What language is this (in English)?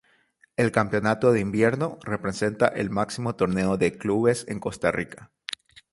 Spanish